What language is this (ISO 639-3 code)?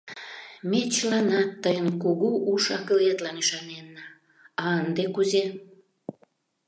chm